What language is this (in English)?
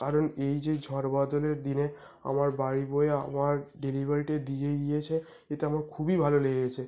Bangla